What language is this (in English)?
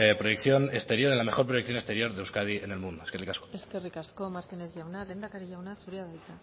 Basque